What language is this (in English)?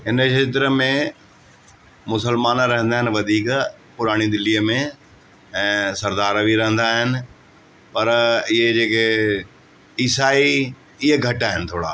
Sindhi